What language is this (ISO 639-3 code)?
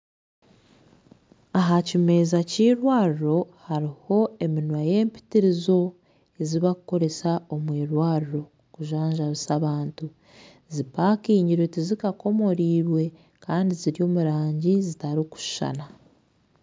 nyn